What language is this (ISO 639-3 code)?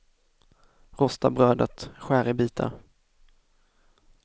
swe